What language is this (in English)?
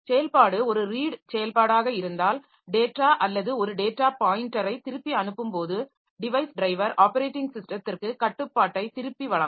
Tamil